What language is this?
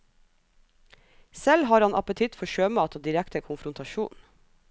Norwegian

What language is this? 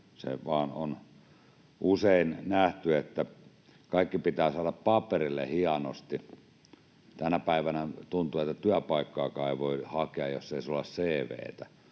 Finnish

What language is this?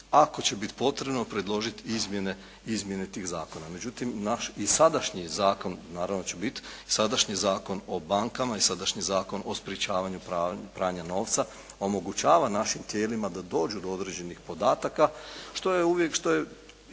Croatian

